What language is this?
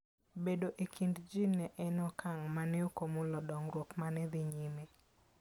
Luo (Kenya and Tanzania)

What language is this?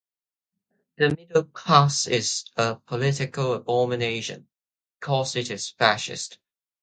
English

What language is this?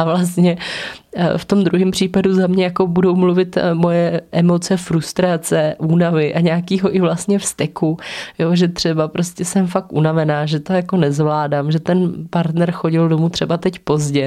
Czech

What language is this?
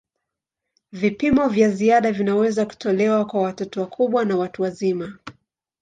Swahili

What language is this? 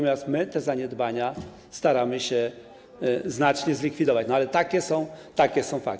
Polish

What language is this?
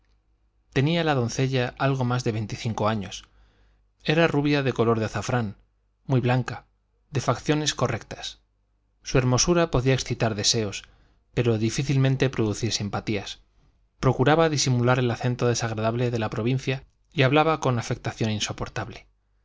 Spanish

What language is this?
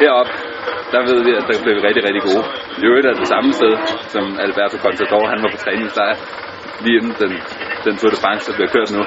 Danish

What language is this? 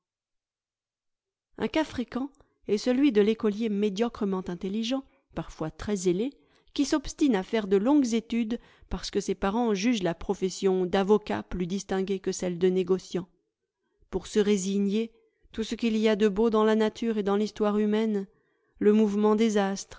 French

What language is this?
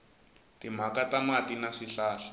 Tsonga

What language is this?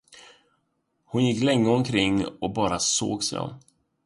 Swedish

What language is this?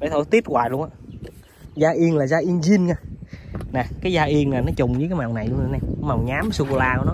Vietnamese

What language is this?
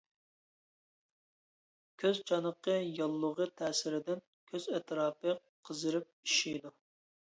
Uyghur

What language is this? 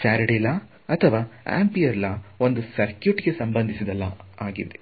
Kannada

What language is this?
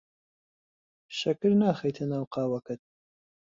Central Kurdish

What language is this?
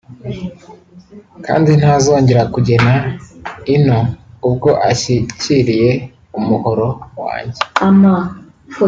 Kinyarwanda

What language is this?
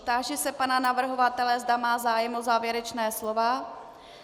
Czech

